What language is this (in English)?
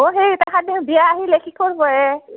Assamese